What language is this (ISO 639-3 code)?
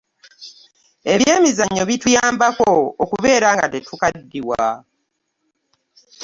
lug